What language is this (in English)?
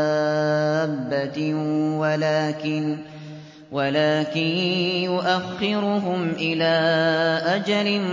Arabic